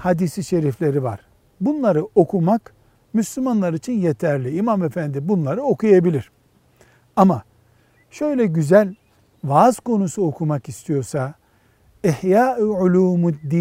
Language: Turkish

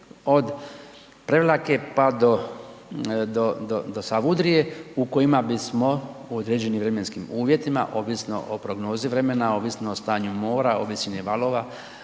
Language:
Croatian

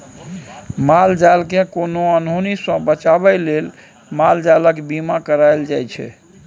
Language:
Maithili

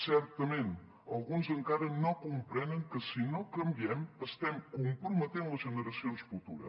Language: Catalan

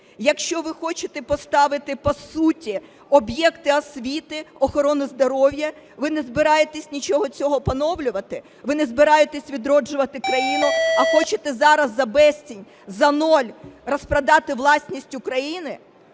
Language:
Ukrainian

